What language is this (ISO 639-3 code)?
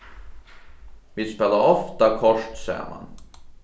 fao